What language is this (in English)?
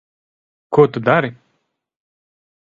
Latvian